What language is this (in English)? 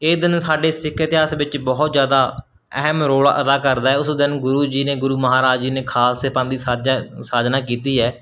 Punjabi